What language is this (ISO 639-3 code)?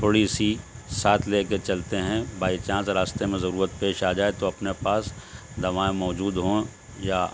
urd